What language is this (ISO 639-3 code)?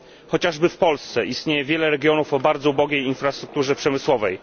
pol